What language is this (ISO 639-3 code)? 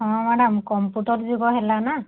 ori